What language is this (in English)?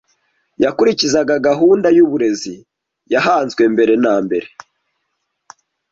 Kinyarwanda